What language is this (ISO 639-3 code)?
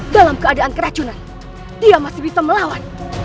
ind